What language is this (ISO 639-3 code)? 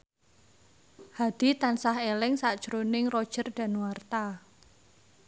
jav